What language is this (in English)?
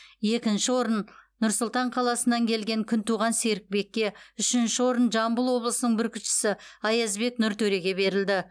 Kazakh